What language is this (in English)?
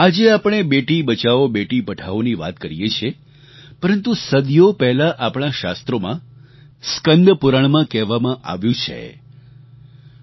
Gujarati